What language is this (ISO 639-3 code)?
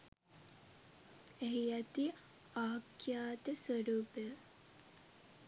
sin